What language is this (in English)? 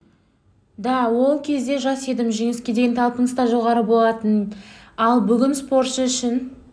Kazakh